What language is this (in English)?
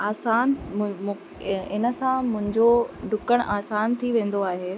Sindhi